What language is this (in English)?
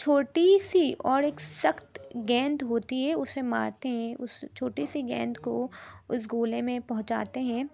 Urdu